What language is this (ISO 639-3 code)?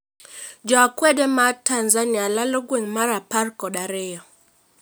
luo